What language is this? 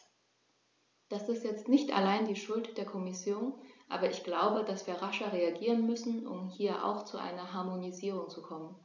German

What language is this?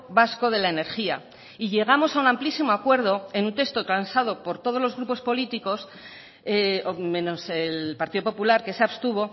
Spanish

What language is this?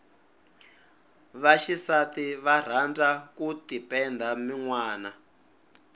Tsonga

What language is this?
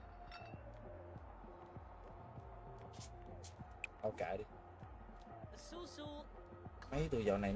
Vietnamese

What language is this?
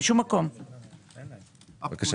Hebrew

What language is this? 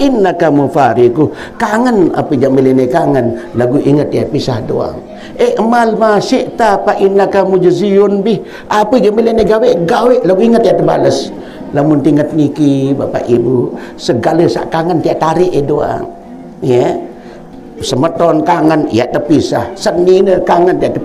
Malay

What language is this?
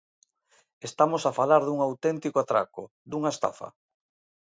Galician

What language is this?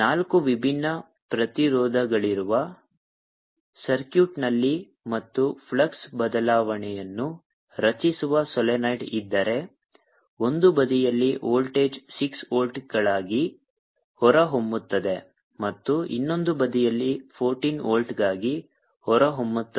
Kannada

